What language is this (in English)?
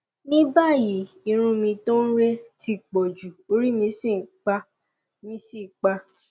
Yoruba